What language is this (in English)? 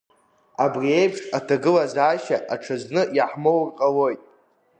Abkhazian